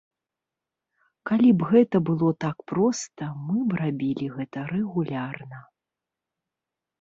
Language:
Belarusian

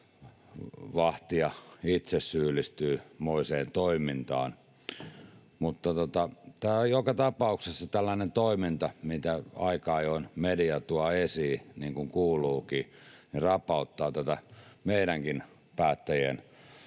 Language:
Finnish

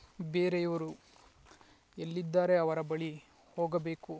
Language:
Kannada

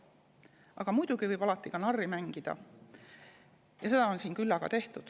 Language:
Estonian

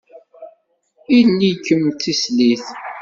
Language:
Kabyle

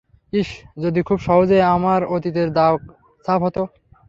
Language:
Bangla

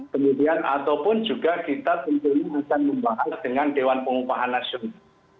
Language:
Indonesian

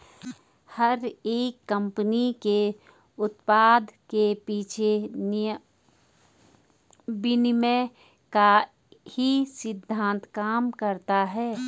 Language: Hindi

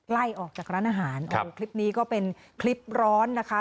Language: Thai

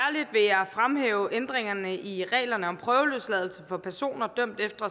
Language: Danish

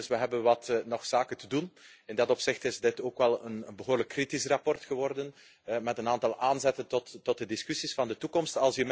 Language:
Dutch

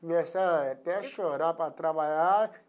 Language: Portuguese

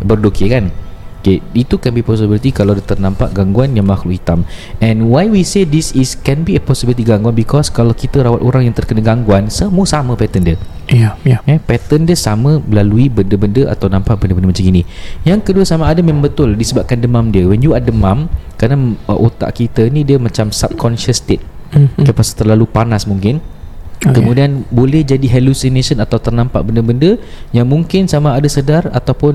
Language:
Malay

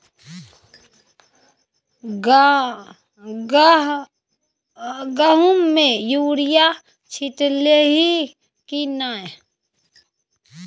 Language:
Maithili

